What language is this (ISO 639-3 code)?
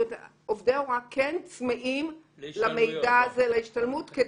heb